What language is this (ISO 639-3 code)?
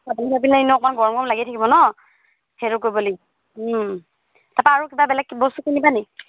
asm